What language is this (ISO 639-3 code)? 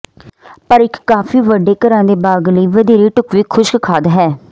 pan